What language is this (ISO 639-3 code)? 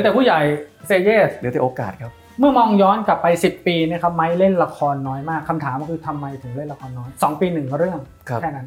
tha